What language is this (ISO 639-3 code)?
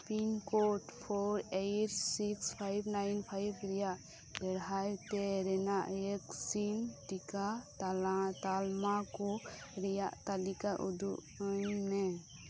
sat